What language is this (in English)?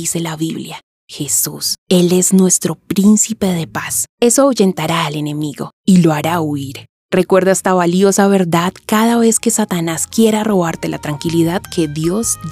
Spanish